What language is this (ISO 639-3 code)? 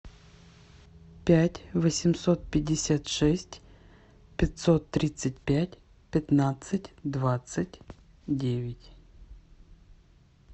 rus